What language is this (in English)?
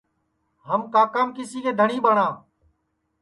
Sansi